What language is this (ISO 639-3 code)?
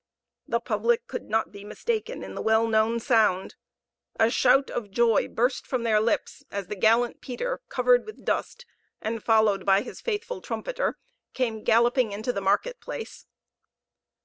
eng